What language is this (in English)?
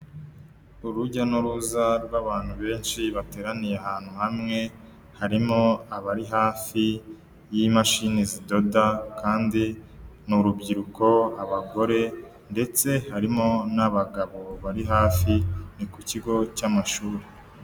Kinyarwanda